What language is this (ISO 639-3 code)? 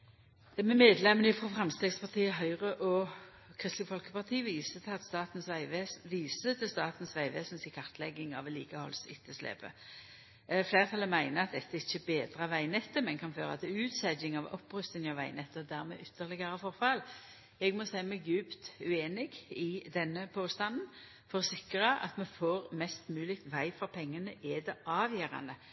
nno